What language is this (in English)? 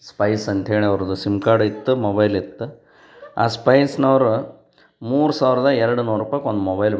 Kannada